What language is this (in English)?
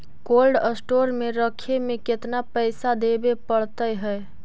Magahi